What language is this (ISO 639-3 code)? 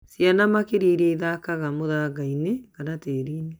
kik